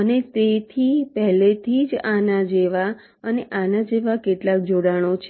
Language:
Gujarati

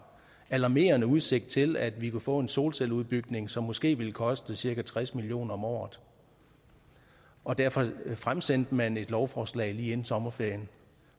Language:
Danish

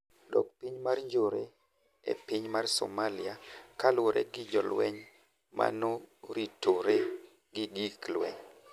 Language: Luo (Kenya and Tanzania)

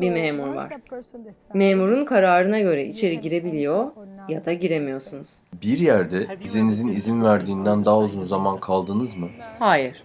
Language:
Turkish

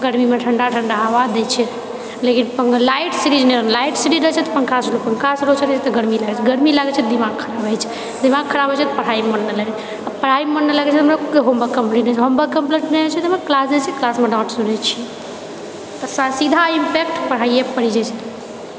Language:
Maithili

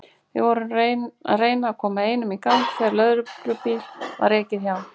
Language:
Icelandic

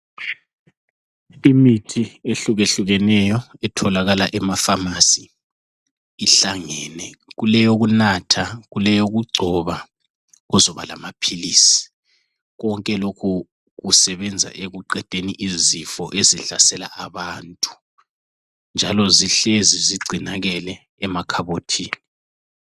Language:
North Ndebele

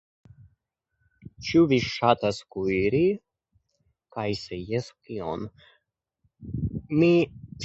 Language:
Esperanto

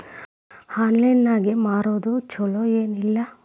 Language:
Kannada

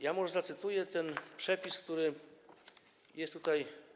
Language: Polish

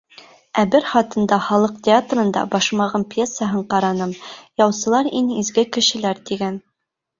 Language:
Bashkir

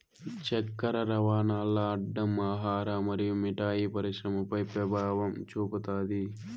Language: Telugu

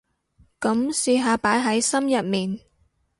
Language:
Cantonese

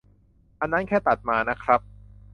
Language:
Thai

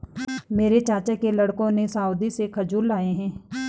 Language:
Hindi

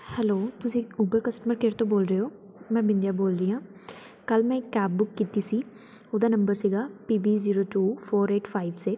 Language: Punjabi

